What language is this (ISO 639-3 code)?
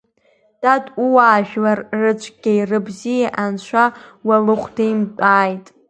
abk